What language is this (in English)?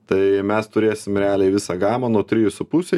Lithuanian